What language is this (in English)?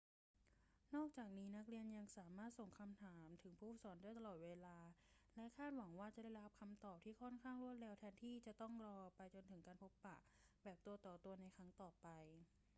Thai